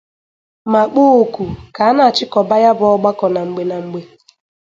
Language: Igbo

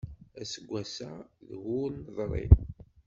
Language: Kabyle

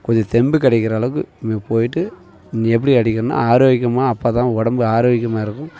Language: Tamil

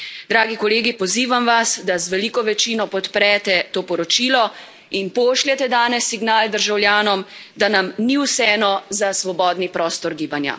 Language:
Slovenian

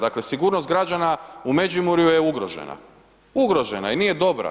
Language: Croatian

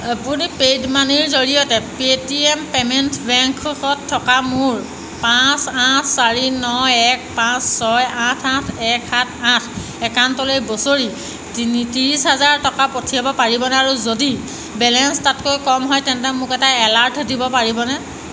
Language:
Assamese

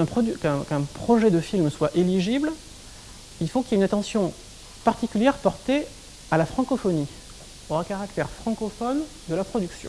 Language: French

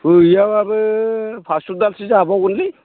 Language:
Bodo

